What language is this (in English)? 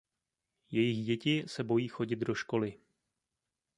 Czech